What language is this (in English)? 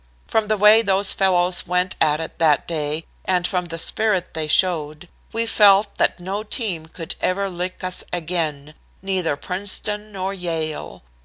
English